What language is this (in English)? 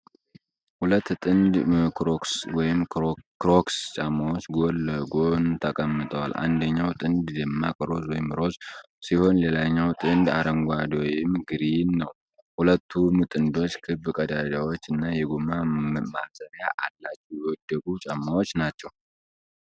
Amharic